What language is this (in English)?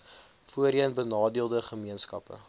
Afrikaans